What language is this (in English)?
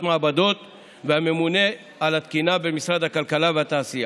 Hebrew